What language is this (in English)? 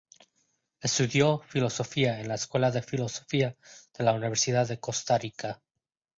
Spanish